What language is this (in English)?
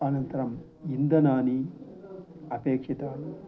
Sanskrit